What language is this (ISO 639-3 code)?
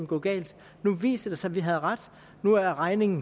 dan